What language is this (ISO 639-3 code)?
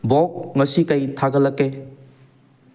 mni